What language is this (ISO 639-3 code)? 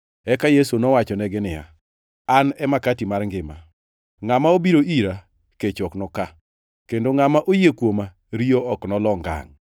luo